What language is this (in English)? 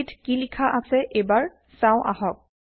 Assamese